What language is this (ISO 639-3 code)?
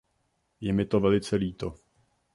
ces